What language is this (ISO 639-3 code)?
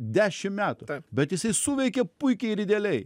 lit